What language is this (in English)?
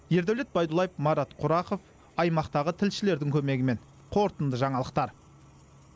Kazakh